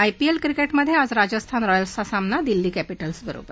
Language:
Marathi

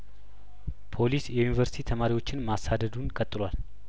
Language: Amharic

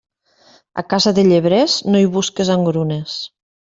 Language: Catalan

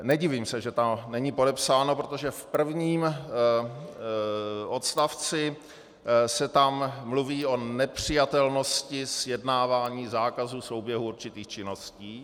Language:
Czech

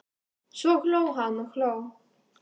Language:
Icelandic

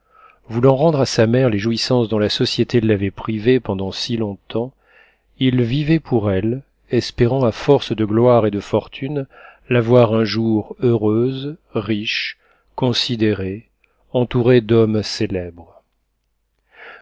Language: French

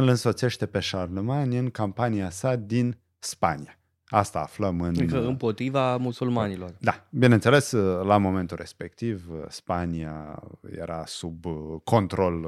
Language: Romanian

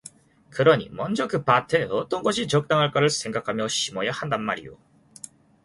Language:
Korean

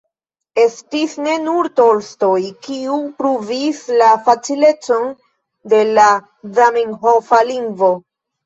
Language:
Esperanto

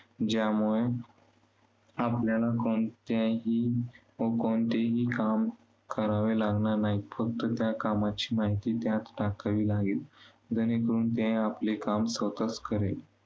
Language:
Marathi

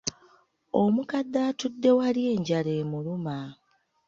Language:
Ganda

